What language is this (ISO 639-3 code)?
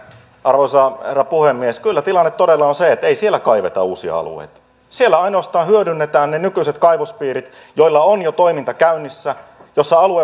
fin